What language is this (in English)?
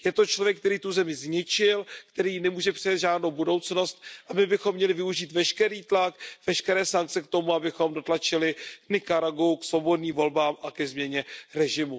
Czech